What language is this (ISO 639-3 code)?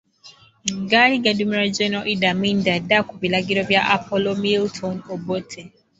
lug